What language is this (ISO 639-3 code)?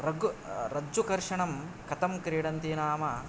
san